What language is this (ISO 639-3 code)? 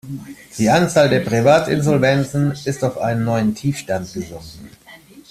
deu